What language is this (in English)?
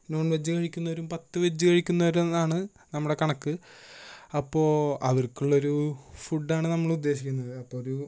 Malayalam